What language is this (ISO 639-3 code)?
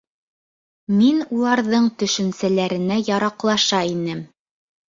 bak